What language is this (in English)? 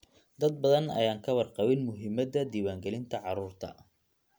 Somali